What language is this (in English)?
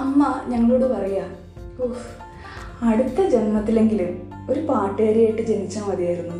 Malayalam